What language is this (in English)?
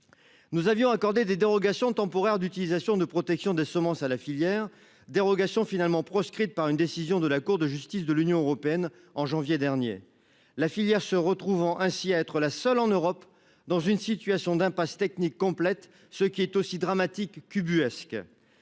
French